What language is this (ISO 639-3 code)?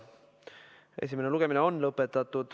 est